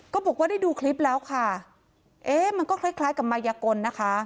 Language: Thai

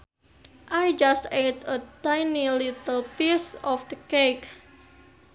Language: Sundanese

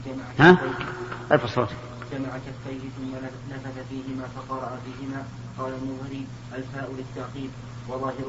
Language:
Arabic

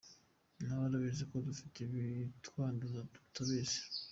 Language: Kinyarwanda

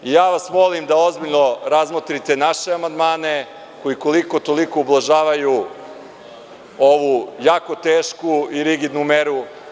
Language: Serbian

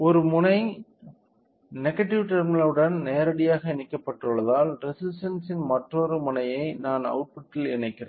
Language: Tamil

